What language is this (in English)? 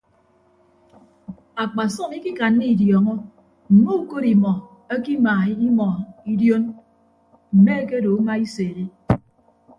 Ibibio